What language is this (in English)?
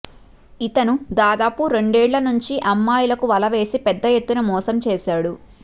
Telugu